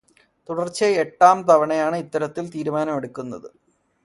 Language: Malayalam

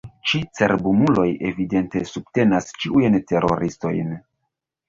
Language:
Esperanto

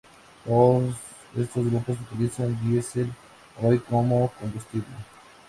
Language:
Spanish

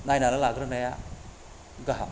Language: Bodo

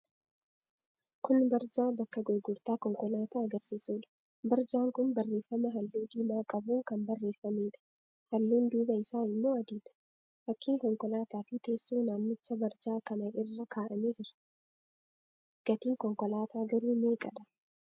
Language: Oromo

